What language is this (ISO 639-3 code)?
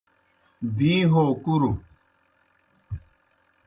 plk